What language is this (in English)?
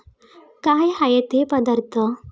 Marathi